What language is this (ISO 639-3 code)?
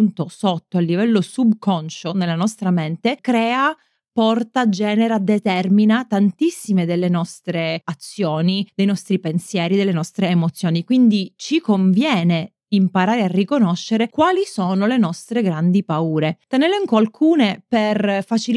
ita